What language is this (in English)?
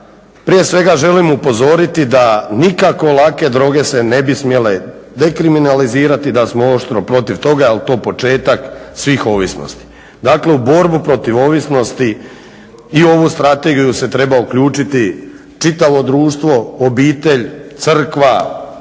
Croatian